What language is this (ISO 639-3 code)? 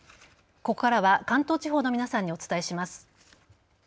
jpn